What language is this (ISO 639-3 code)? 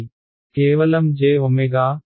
tel